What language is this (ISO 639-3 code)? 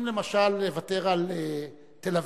heb